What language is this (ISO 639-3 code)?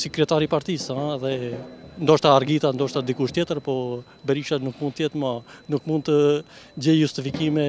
ron